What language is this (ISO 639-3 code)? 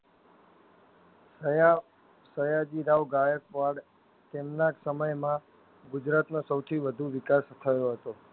guj